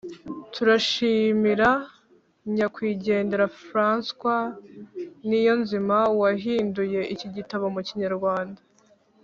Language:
Kinyarwanda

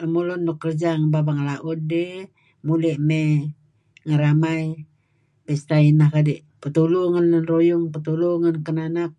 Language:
Kelabit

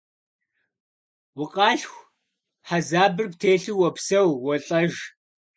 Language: Kabardian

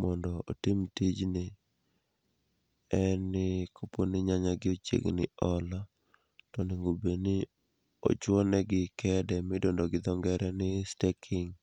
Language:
Luo (Kenya and Tanzania)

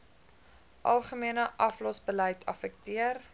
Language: Afrikaans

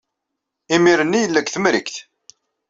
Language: Kabyle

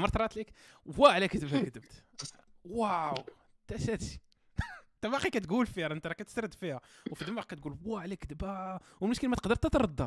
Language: Arabic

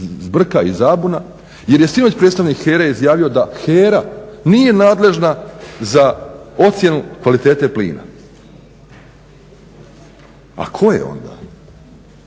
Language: Croatian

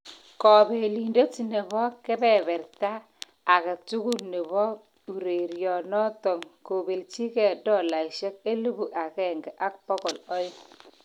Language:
Kalenjin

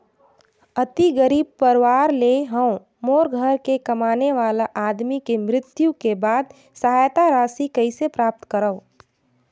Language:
Chhattisgarhi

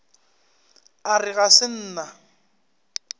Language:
Northern Sotho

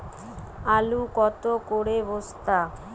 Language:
Bangla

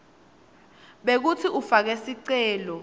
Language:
Swati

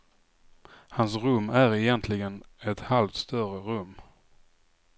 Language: Swedish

